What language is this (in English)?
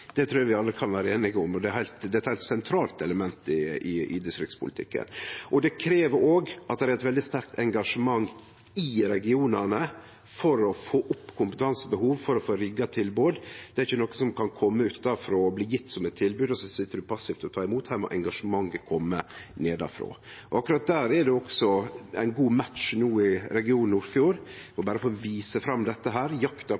Norwegian Nynorsk